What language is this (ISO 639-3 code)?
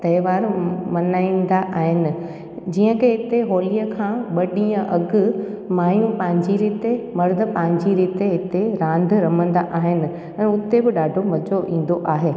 snd